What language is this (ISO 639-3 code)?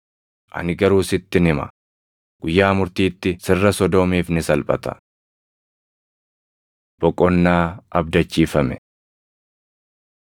orm